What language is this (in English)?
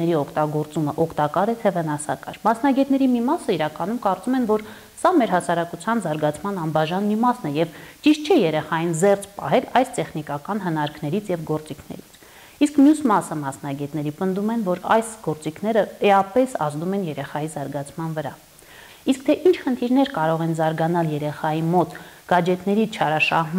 Turkish